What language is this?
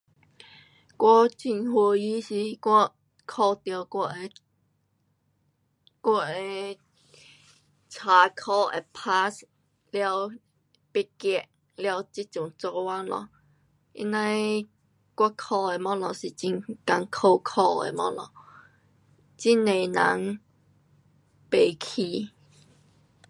Pu-Xian Chinese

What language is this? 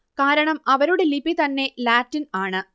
Malayalam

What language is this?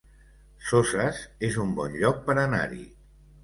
Catalan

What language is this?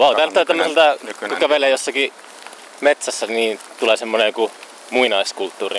Finnish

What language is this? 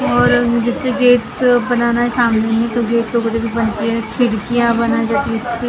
Hindi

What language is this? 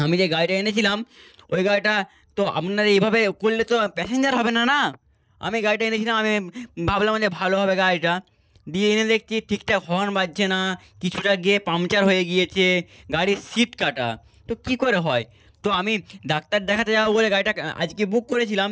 Bangla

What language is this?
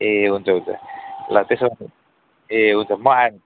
Nepali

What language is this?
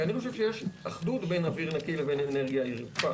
Hebrew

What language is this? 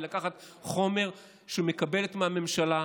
Hebrew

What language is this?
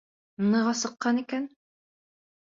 Bashkir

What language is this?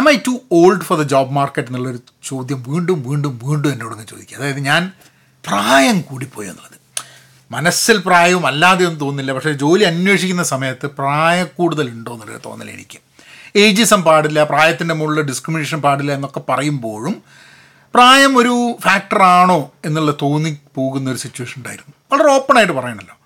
Malayalam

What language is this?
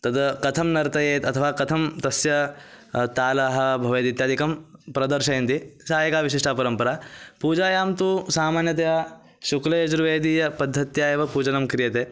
Sanskrit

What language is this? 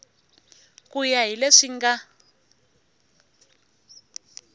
Tsonga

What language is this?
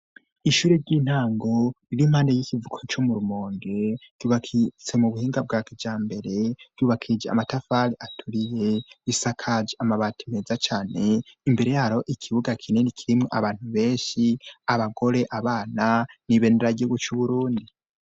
Rundi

